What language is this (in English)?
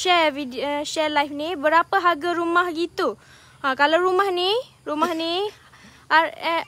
Malay